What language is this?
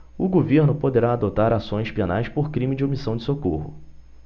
Portuguese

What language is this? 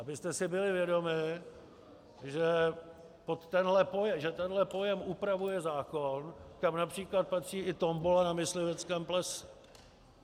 Czech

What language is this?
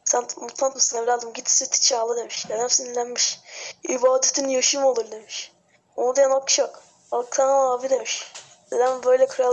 Turkish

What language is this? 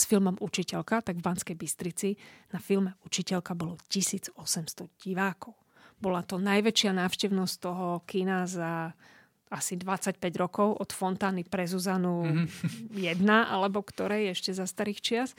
Slovak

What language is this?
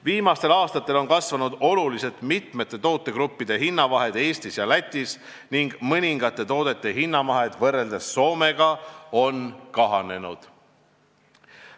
Estonian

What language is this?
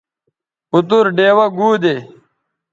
Bateri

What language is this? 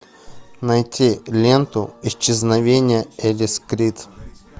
Russian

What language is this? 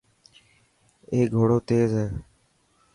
Dhatki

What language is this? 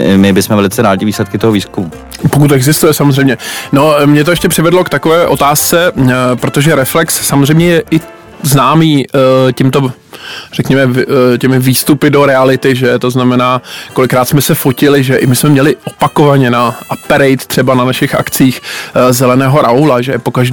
Czech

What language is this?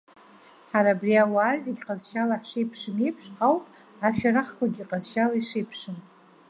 Abkhazian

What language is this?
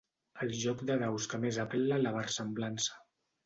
Catalan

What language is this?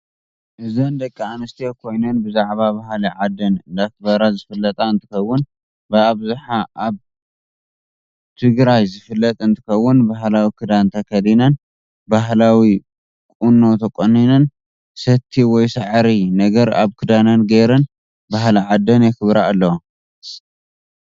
Tigrinya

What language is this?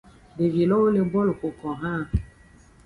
Aja (Benin)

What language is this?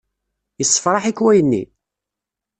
Kabyle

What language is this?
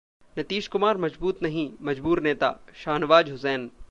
Hindi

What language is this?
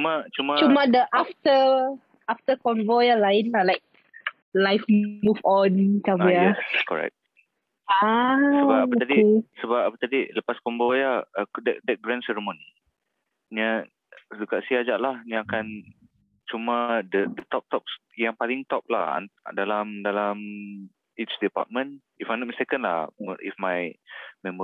Malay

